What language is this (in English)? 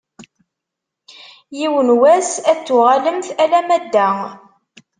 Kabyle